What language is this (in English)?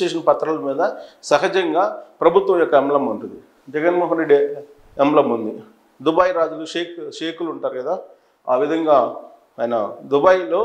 Telugu